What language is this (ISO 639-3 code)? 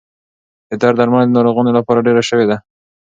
pus